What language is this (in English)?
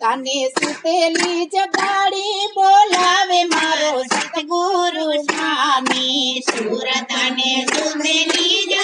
Indonesian